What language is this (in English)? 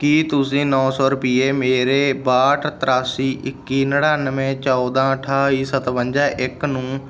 Punjabi